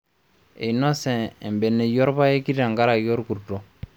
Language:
Masai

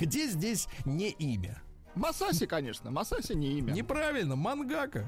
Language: Russian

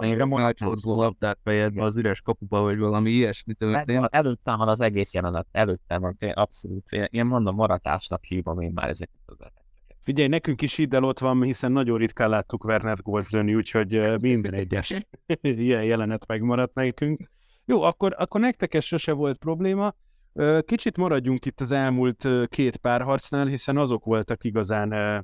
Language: Hungarian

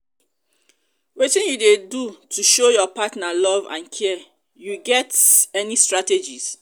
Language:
Nigerian Pidgin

